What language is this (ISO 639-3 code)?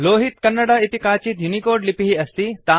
san